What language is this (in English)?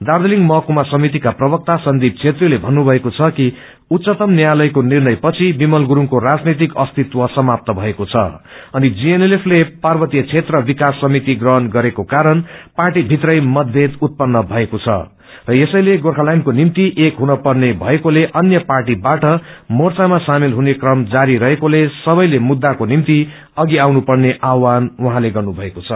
Nepali